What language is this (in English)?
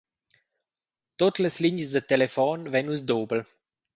Romansh